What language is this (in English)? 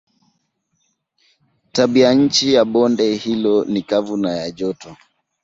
Swahili